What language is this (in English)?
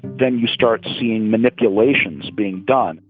English